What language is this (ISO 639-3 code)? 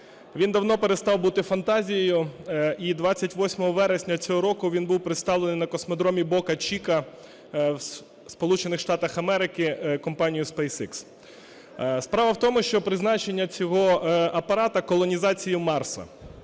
ukr